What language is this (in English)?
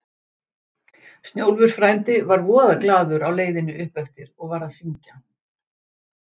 Icelandic